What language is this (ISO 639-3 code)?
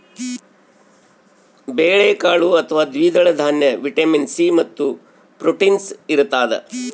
kan